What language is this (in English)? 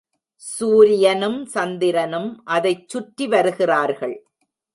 Tamil